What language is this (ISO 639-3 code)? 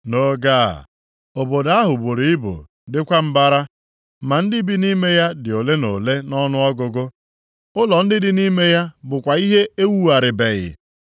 ibo